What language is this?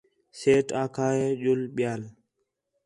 Khetrani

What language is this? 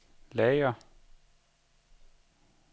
Danish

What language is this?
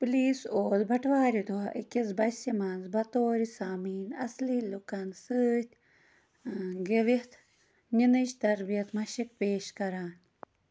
Kashmiri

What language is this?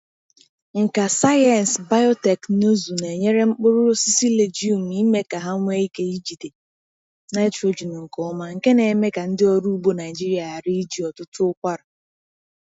Igbo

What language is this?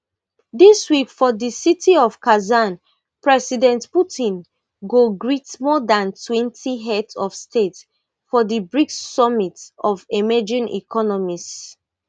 Nigerian Pidgin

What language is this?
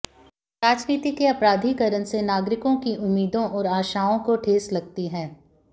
Hindi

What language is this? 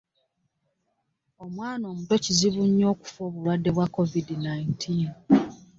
Ganda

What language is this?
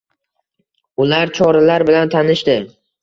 Uzbek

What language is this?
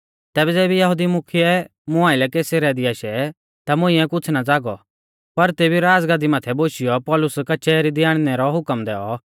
Mahasu Pahari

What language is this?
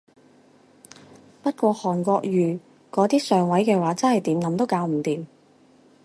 Cantonese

